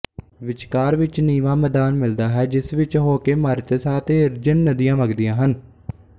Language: Punjabi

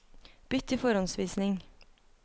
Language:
Norwegian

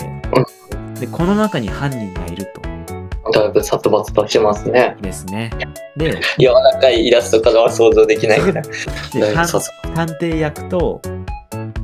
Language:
Japanese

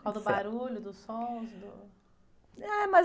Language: Portuguese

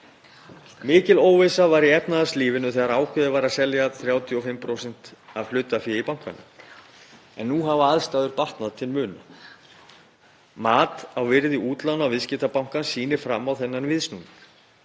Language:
Icelandic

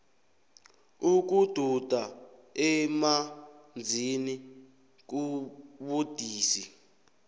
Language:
South Ndebele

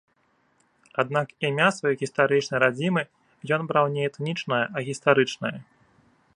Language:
Belarusian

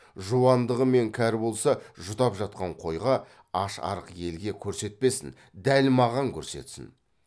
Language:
Kazakh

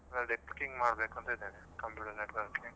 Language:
Kannada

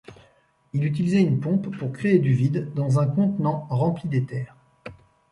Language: French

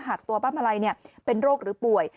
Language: Thai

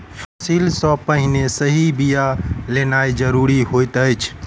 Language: Maithili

